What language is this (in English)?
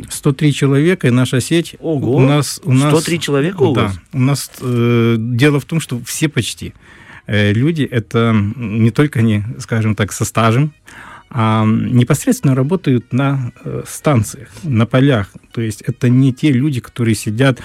Russian